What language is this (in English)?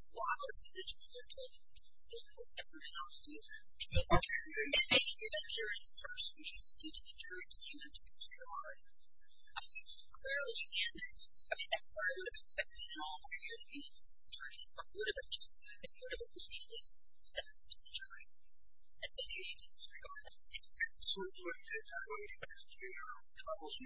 English